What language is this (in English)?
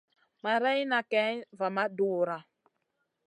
Masana